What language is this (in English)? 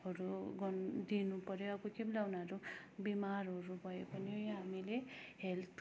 Nepali